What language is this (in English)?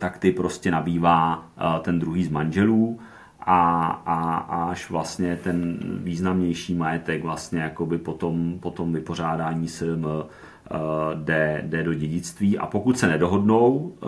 Czech